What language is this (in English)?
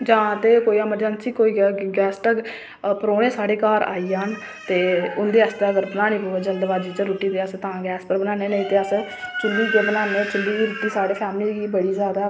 Dogri